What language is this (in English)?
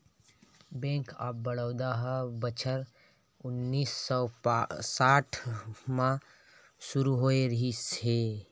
Chhattisgarhi